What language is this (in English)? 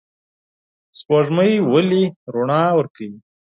Pashto